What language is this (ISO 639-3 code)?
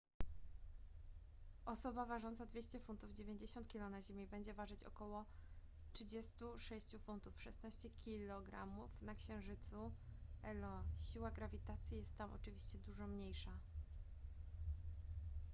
pol